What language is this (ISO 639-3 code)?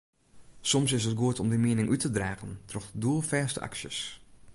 fry